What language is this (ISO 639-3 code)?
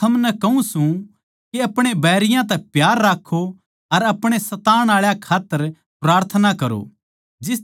bgc